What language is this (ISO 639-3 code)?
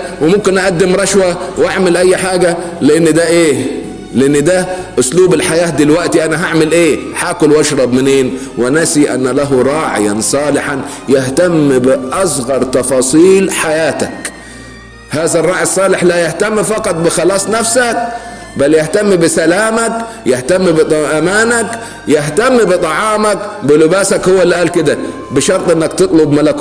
ara